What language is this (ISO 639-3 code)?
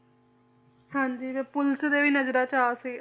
pan